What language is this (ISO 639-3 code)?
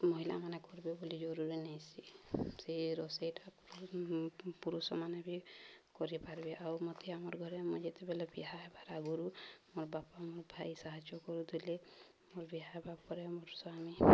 ori